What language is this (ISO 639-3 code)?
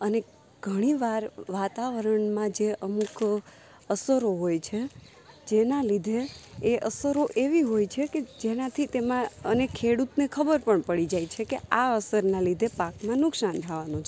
guj